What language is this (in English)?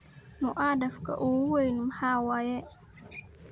Somali